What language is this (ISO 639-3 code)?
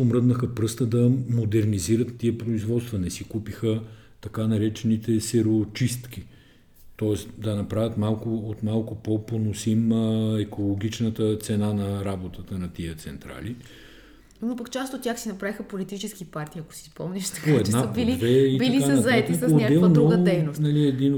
bul